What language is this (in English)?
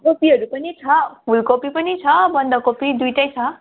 Nepali